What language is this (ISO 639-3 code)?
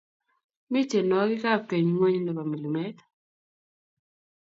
kln